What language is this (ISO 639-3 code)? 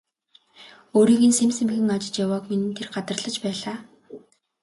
mon